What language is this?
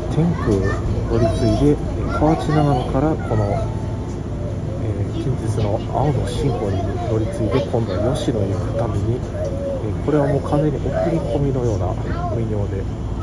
Japanese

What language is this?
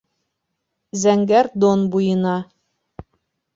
Bashkir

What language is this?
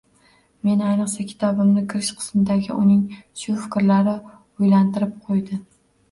Uzbek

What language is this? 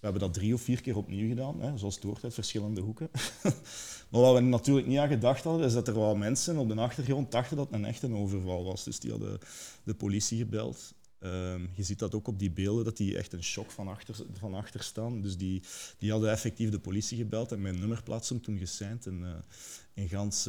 Dutch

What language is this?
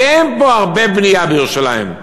Hebrew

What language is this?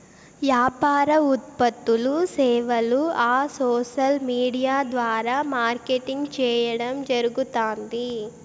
Telugu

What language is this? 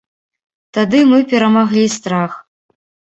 Belarusian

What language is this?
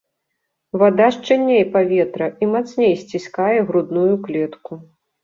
Belarusian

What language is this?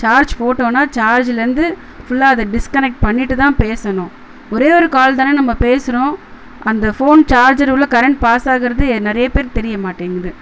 Tamil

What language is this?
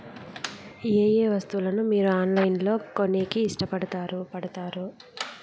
Telugu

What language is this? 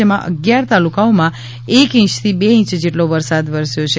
Gujarati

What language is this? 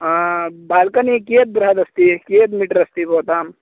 Sanskrit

